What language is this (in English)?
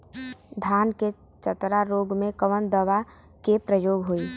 Bhojpuri